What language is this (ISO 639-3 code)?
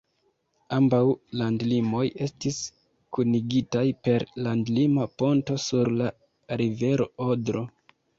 epo